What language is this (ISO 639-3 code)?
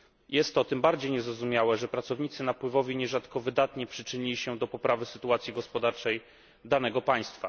pol